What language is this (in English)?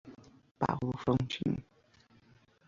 Portuguese